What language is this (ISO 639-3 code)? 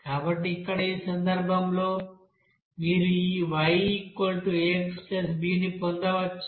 tel